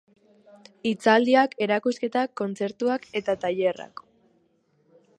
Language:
Basque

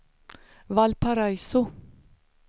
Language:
Swedish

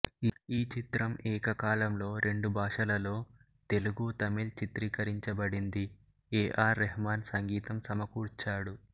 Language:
Telugu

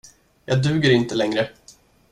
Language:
Swedish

